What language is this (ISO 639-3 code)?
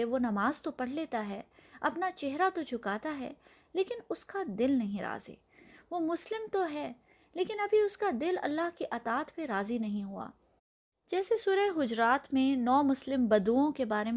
urd